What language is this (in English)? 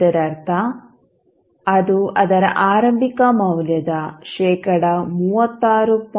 Kannada